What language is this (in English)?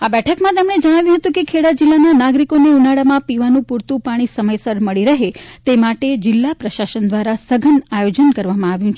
Gujarati